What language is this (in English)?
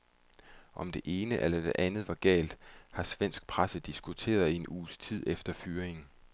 Danish